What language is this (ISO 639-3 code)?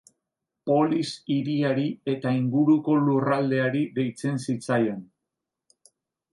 eus